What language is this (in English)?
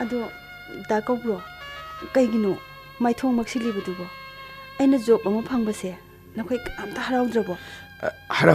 Korean